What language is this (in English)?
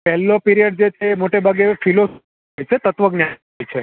Gujarati